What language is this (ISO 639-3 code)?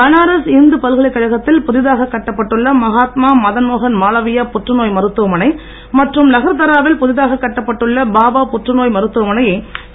tam